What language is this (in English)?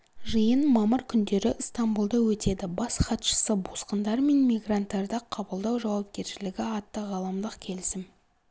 Kazakh